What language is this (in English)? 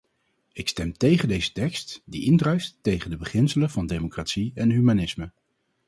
Dutch